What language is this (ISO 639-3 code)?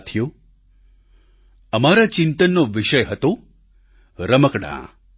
guj